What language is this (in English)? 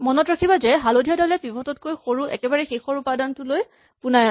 Assamese